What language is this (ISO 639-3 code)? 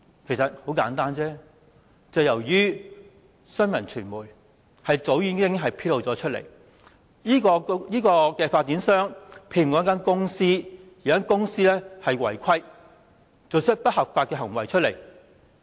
yue